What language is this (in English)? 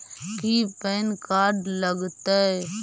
Magahi